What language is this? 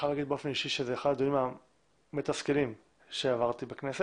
Hebrew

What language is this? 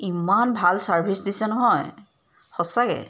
Assamese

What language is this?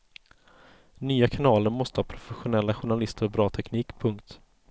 Swedish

